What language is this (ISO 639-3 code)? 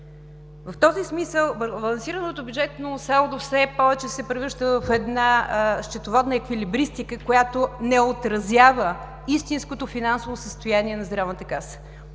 bul